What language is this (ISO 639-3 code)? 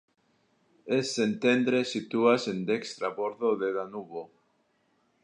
epo